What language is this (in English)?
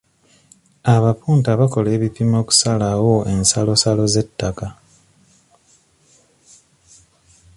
Ganda